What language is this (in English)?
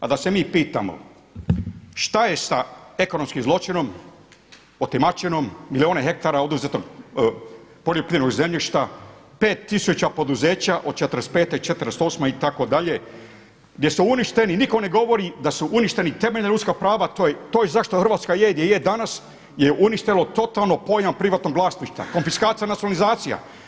Croatian